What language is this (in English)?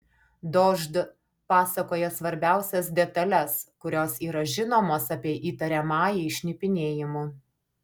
Lithuanian